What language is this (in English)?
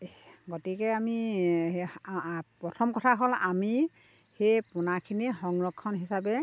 Assamese